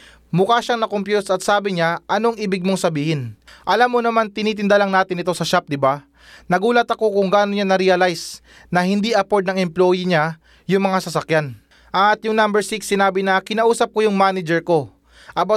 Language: Filipino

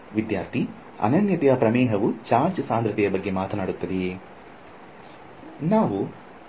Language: Kannada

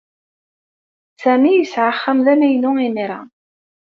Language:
Kabyle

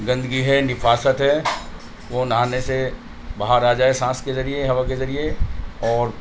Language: Urdu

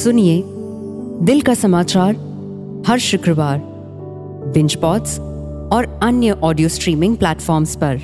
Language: Hindi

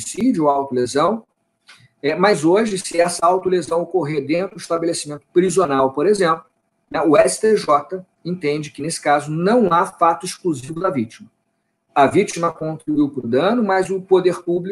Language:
Portuguese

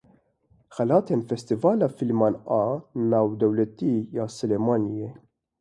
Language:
Kurdish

